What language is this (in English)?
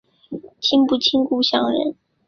Chinese